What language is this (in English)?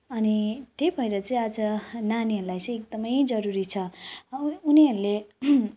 Nepali